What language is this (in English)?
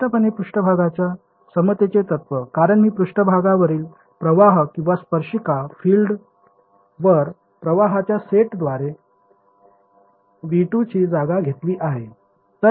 Marathi